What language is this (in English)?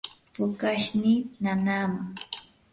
Yanahuanca Pasco Quechua